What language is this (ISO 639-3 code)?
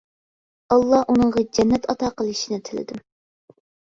uig